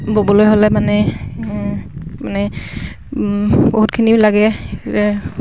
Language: Assamese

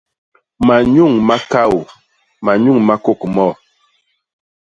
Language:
Basaa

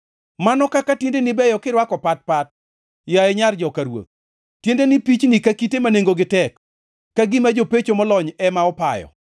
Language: Luo (Kenya and Tanzania)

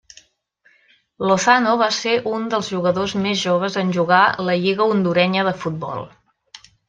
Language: Catalan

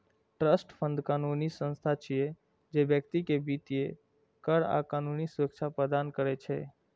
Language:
Maithili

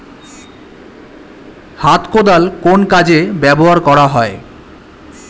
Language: Bangla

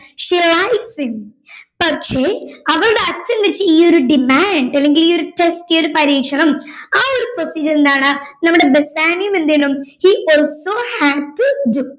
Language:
Malayalam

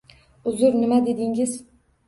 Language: Uzbek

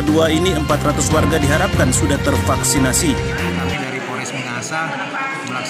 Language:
Indonesian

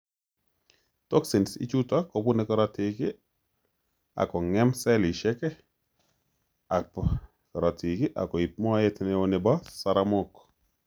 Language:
Kalenjin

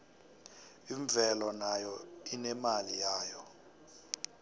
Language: South Ndebele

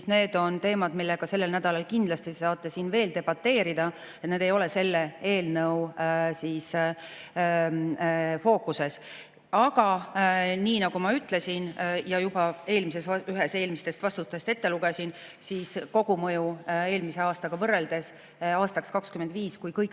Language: Estonian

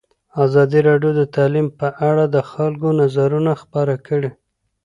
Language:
Pashto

